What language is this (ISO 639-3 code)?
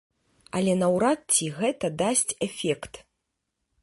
bel